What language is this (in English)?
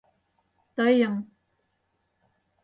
Mari